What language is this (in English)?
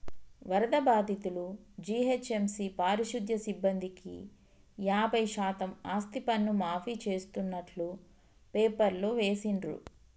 Telugu